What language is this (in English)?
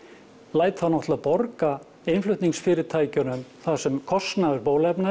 Icelandic